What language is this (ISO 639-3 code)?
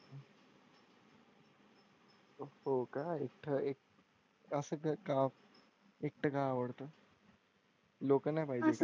mar